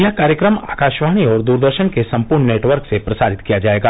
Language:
Hindi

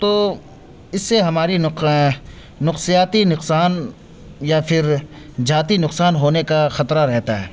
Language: Urdu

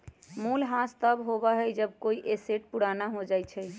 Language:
Magahi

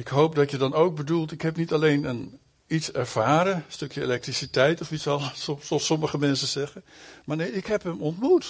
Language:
Dutch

